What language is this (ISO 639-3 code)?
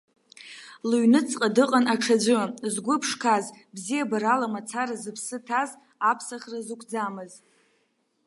abk